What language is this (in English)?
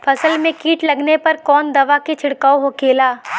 Bhojpuri